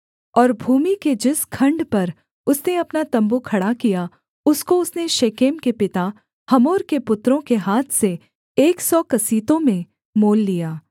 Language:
Hindi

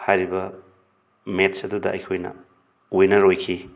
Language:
Manipuri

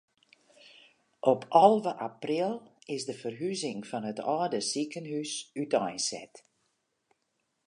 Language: Western Frisian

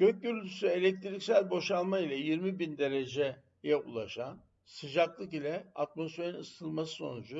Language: Turkish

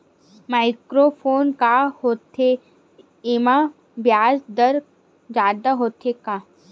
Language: Chhattisgarhi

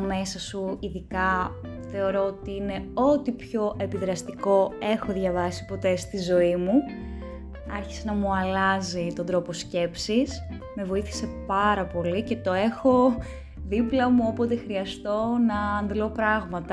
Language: Greek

